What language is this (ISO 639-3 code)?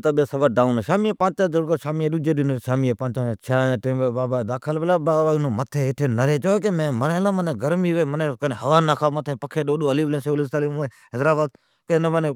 odk